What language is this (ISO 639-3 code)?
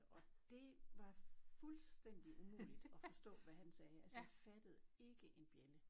dan